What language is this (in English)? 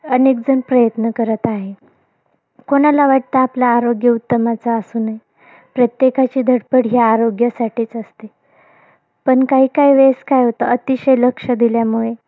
Marathi